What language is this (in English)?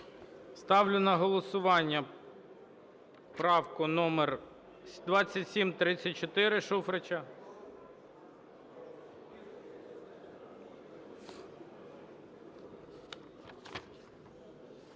Ukrainian